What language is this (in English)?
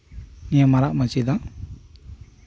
Santali